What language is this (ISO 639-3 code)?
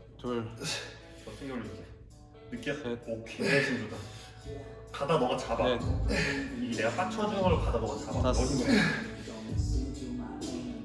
kor